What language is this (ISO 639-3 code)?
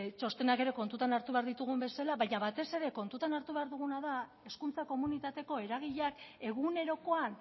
eus